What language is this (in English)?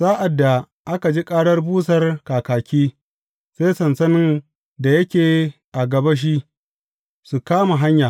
Hausa